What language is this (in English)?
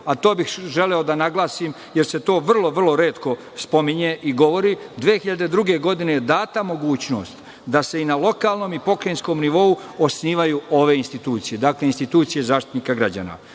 Serbian